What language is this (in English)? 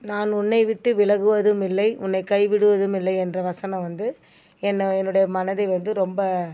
Tamil